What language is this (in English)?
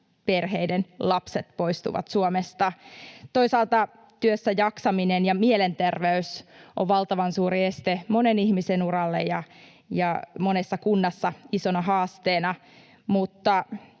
Finnish